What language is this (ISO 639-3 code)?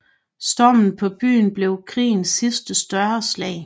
dan